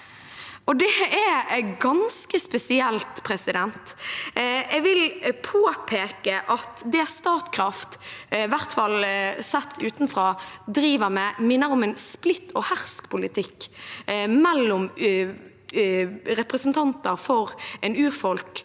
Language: Norwegian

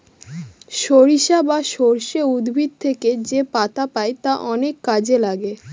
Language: Bangla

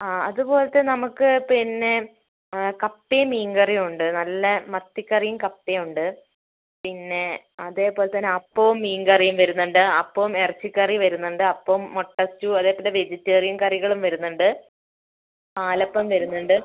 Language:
Malayalam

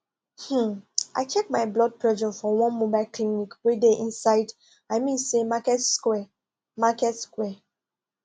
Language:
Nigerian Pidgin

